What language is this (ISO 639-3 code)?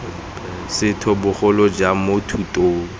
tsn